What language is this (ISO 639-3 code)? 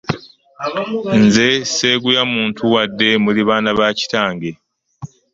lug